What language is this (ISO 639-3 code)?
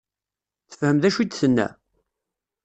kab